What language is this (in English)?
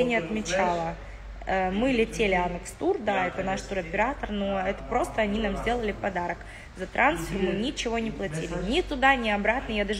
Russian